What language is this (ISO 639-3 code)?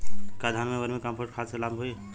bho